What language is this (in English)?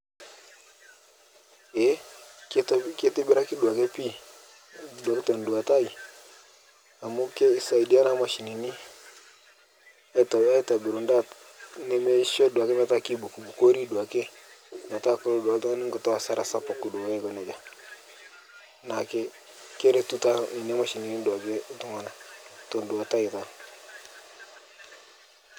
Masai